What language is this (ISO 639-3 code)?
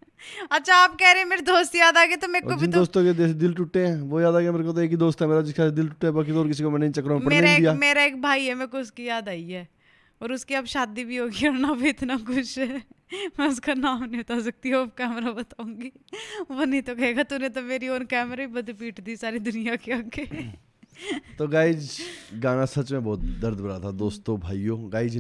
hin